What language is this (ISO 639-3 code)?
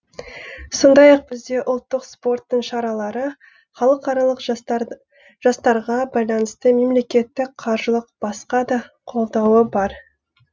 kaz